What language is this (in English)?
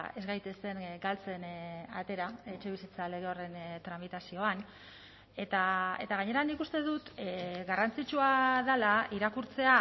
Basque